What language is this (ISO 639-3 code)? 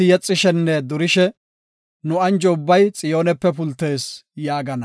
gof